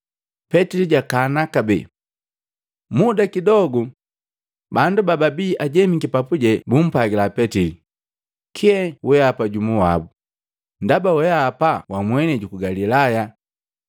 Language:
Matengo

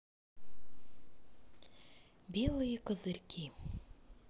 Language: Russian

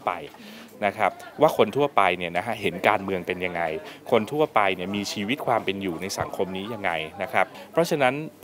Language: Thai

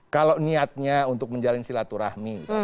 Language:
Indonesian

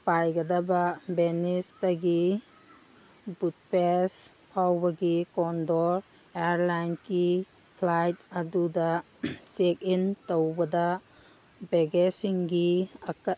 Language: Manipuri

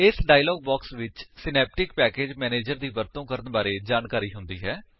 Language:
Punjabi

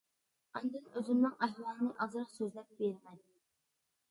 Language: Uyghur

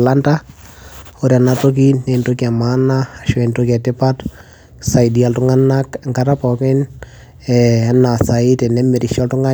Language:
Masai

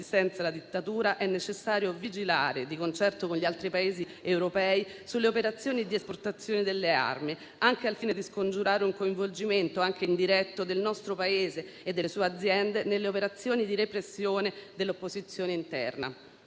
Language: Italian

